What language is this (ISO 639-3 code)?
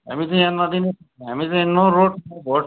nep